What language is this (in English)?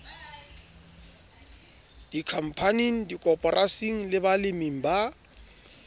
Southern Sotho